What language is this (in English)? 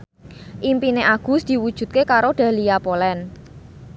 Javanese